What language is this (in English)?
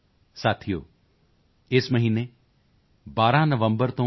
Punjabi